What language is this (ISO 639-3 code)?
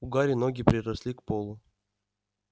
rus